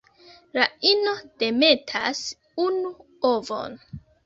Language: Esperanto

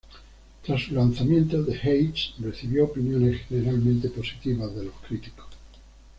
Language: Spanish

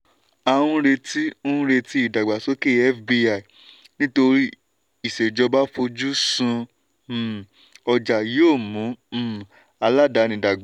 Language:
Yoruba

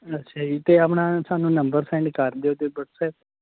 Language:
Punjabi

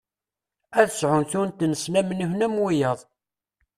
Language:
Kabyle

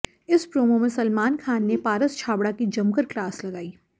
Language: Hindi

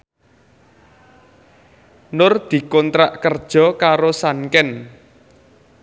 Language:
Javanese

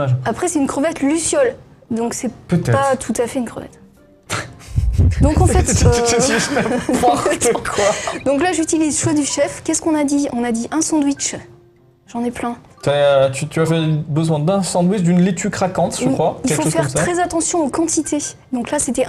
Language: French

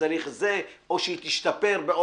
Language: Hebrew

